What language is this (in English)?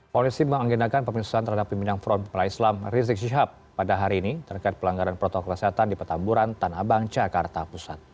Indonesian